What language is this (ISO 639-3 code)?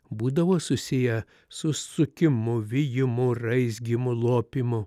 lit